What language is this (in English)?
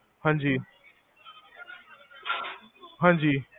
Punjabi